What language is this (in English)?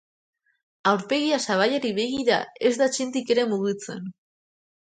Basque